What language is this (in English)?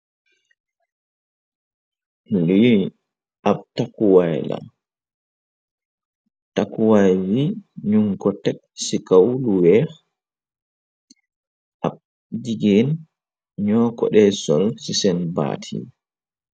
Wolof